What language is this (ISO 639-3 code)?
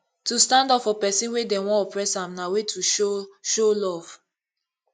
pcm